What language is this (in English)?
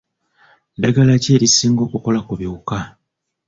Ganda